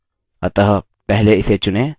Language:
Hindi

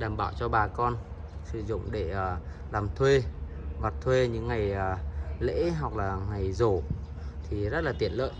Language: Vietnamese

